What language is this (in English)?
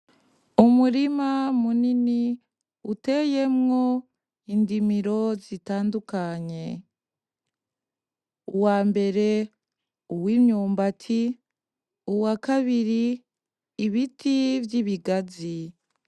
Rundi